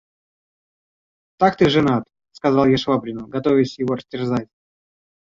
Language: Russian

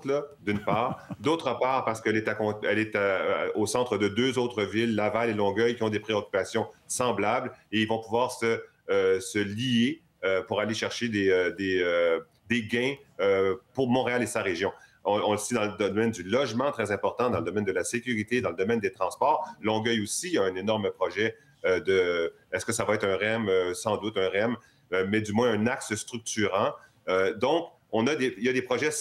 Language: French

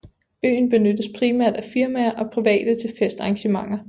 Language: Danish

